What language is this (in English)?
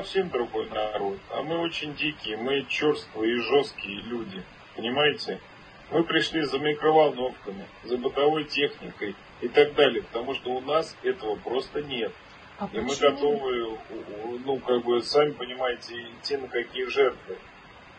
Russian